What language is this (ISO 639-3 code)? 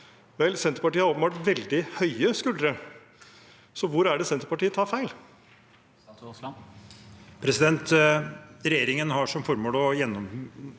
nor